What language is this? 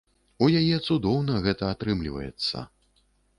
Belarusian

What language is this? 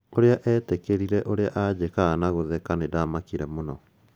Kikuyu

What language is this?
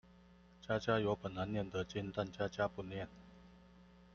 Chinese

